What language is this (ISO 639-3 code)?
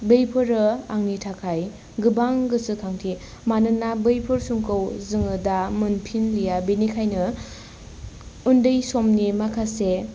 brx